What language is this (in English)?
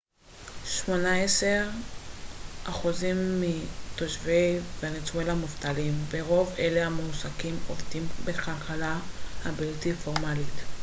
Hebrew